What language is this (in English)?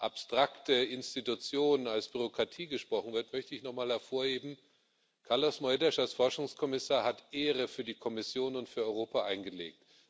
German